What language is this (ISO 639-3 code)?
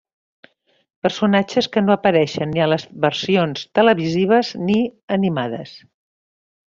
cat